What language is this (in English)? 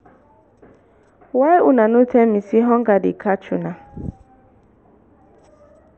Nigerian Pidgin